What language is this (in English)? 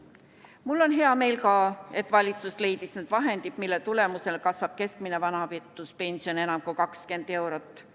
Estonian